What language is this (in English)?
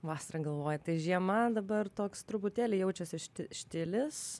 Lithuanian